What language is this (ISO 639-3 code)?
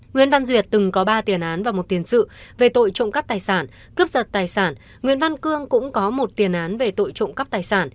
vie